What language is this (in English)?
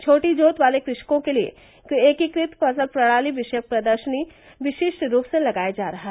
Hindi